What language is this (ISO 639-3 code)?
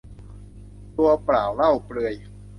tha